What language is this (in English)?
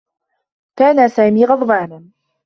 Arabic